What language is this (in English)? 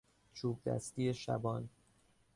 Persian